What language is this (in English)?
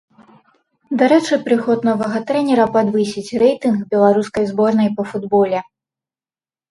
Belarusian